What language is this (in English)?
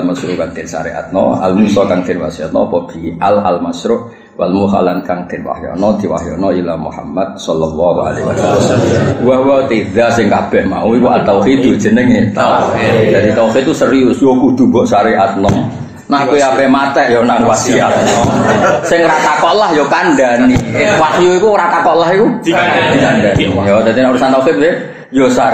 Indonesian